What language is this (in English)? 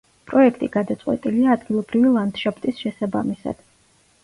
Georgian